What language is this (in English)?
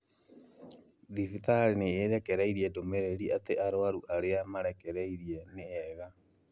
Kikuyu